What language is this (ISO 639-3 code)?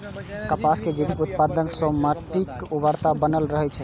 mai